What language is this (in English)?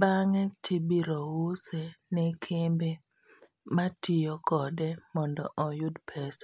Luo (Kenya and Tanzania)